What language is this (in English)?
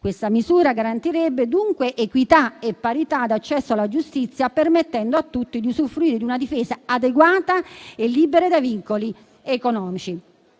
Italian